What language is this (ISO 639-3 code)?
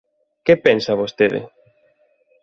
glg